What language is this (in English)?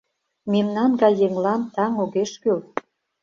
Mari